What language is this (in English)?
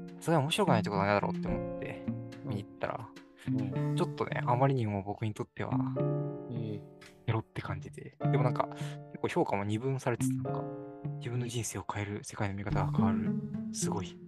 Japanese